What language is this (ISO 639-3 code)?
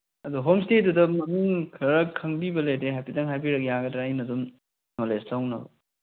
mni